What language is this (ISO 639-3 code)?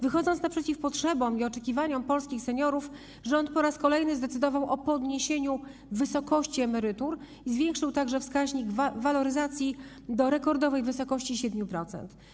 pol